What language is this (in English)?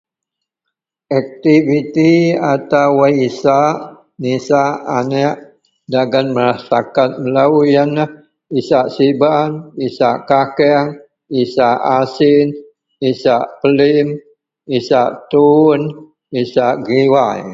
Central Melanau